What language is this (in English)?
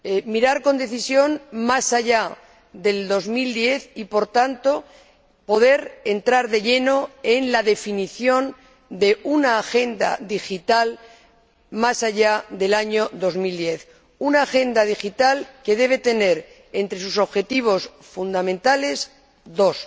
Spanish